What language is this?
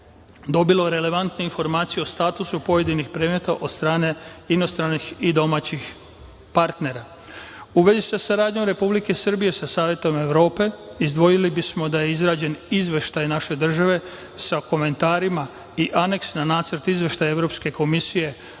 Serbian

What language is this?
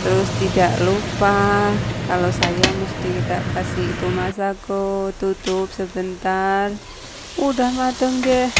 Indonesian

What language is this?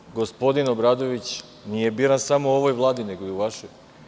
Serbian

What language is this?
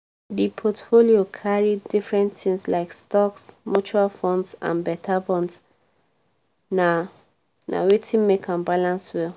Nigerian Pidgin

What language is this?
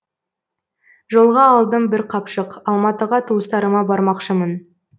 Kazakh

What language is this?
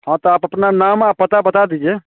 Hindi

